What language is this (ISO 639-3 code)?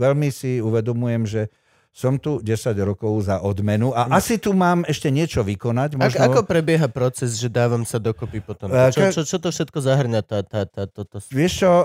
slk